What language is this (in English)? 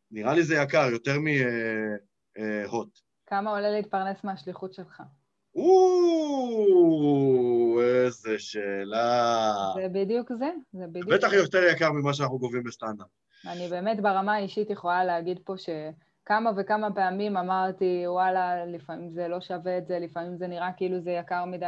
Hebrew